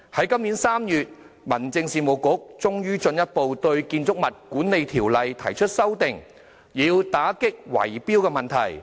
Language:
Cantonese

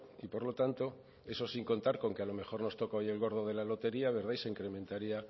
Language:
Spanish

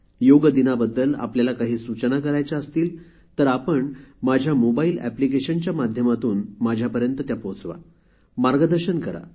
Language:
Marathi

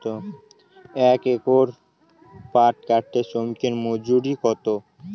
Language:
Bangla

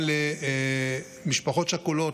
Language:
Hebrew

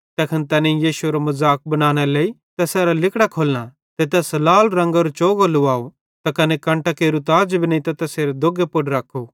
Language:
Bhadrawahi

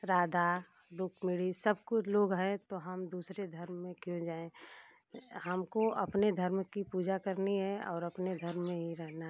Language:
Hindi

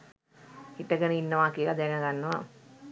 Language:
Sinhala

